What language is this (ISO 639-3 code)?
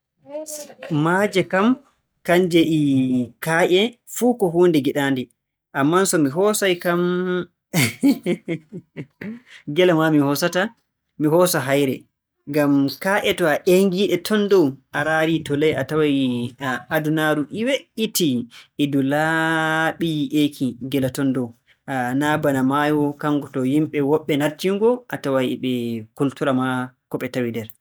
fue